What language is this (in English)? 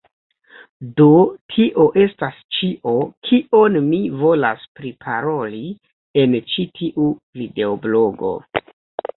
Esperanto